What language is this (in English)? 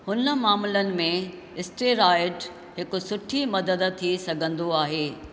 Sindhi